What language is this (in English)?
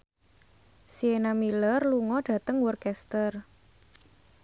Javanese